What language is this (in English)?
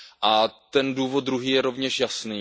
Czech